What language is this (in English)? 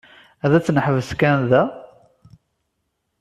Kabyle